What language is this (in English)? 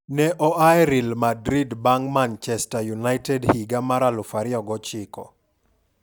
Luo (Kenya and Tanzania)